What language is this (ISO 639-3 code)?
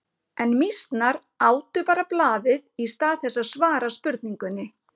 isl